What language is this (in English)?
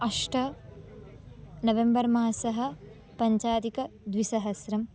Sanskrit